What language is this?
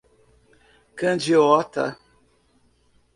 Portuguese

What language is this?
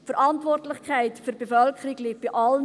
Swiss German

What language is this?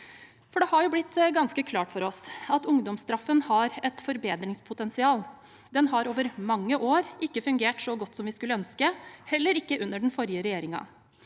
Norwegian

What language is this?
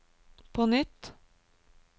Norwegian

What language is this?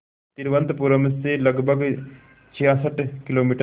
Hindi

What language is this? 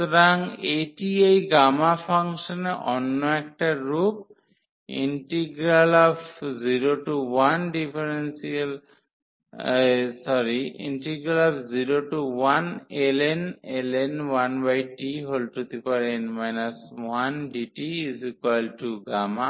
Bangla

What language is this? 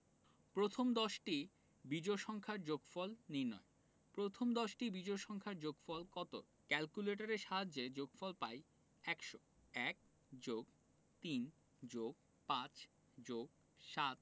Bangla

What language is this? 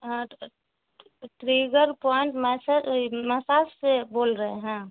Urdu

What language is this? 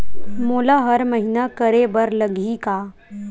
Chhattisgarhi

